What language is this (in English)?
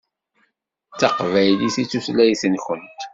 Kabyle